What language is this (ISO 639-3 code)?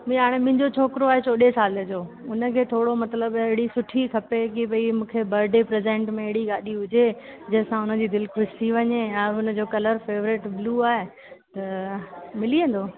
snd